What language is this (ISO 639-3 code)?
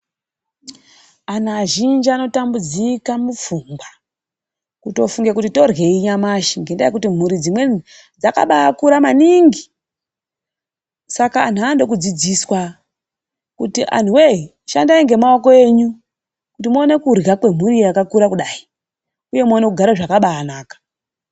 ndc